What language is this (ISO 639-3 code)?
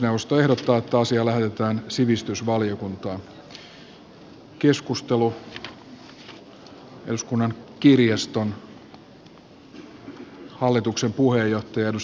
fin